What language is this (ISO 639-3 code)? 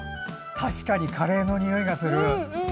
jpn